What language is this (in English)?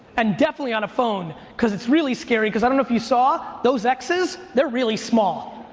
English